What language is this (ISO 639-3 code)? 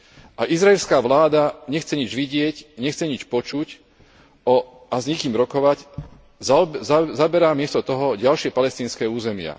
slk